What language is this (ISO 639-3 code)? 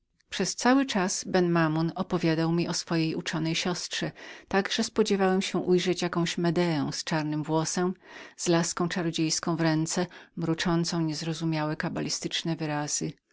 pol